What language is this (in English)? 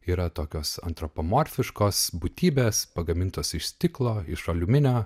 Lithuanian